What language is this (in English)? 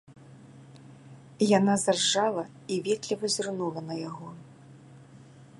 Belarusian